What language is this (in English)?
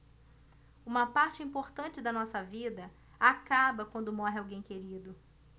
Portuguese